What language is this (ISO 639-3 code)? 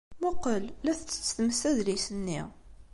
kab